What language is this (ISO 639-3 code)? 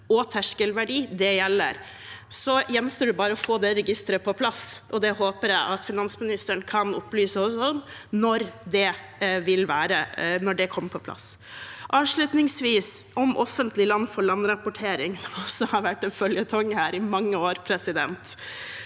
nor